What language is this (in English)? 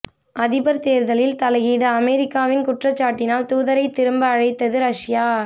Tamil